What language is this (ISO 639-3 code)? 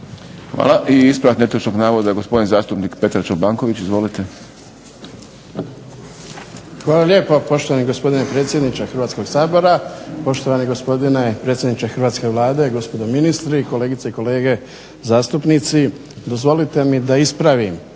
hrv